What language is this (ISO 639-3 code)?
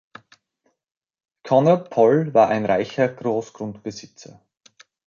deu